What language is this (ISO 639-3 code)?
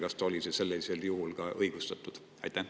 est